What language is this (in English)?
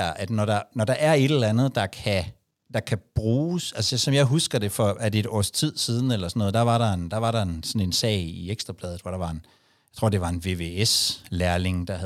Danish